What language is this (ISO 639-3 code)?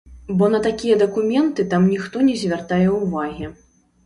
bel